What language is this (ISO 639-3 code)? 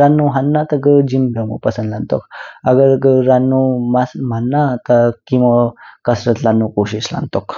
kfk